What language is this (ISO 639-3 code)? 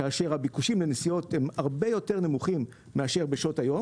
heb